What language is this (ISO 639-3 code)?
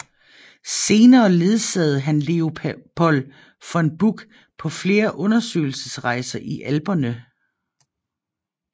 dan